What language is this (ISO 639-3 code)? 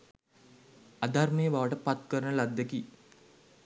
sin